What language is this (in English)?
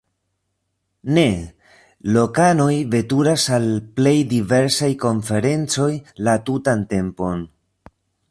Esperanto